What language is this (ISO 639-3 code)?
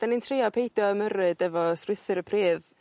cym